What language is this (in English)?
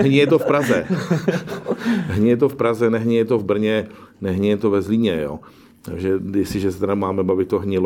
Czech